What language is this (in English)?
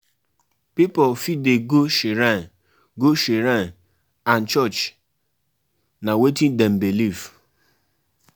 Nigerian Pidgin